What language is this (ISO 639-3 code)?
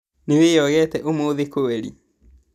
kik